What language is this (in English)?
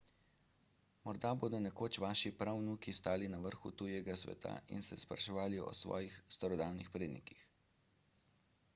Slovenian